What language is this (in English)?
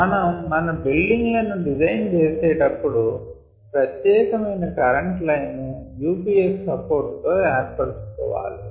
Telugu